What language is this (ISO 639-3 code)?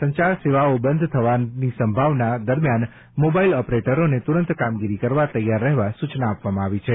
guj